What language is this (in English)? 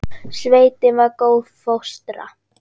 Icelandic